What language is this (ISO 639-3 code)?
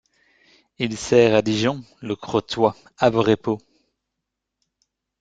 fra